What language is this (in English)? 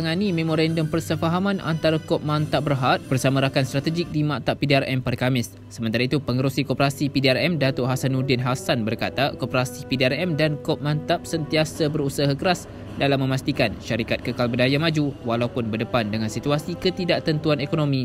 Malay